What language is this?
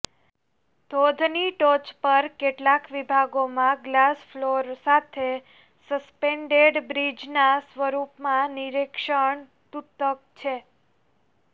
Gujarati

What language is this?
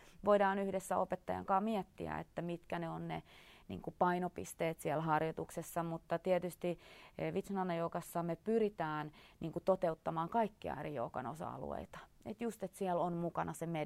Finnish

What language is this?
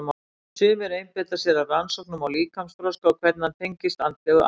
Icelandic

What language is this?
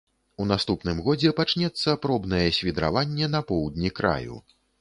Belarusian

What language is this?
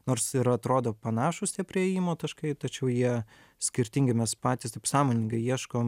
Lithuanian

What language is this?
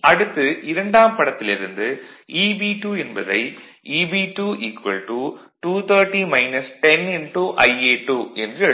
Tamil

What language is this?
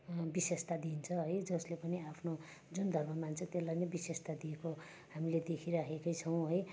Nepali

